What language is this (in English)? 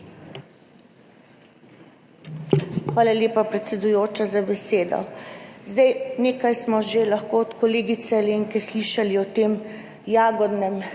Slovenian